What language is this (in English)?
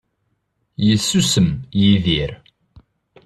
Kabyle